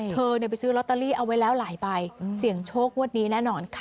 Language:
Thai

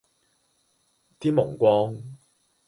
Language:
Cantonese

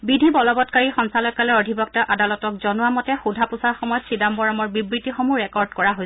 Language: Assamese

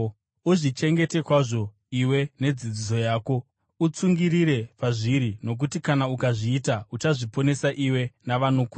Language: Shona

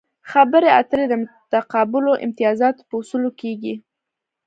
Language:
Pashto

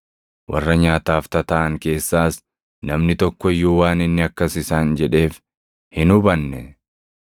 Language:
Oromo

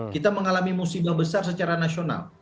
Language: Indonesian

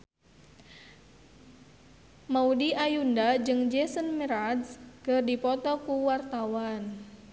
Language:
Sundanese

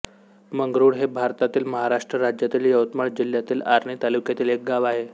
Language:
Marathi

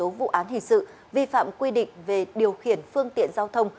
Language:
Vietnamese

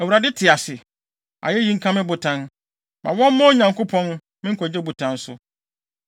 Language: Akan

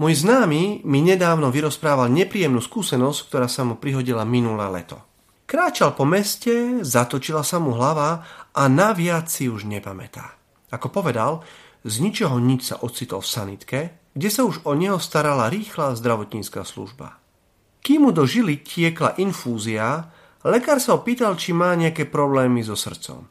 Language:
Slovak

